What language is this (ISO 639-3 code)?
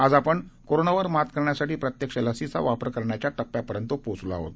mar